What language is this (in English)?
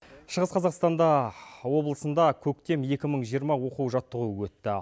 Kazakh